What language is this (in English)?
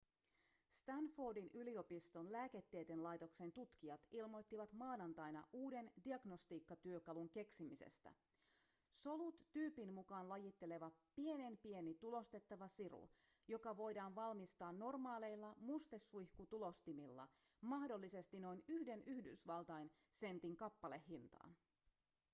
Finnish